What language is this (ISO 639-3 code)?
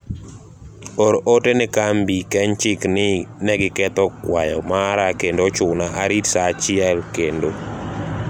luo